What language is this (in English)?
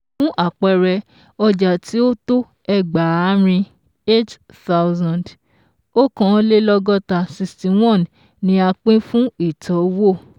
Yoruba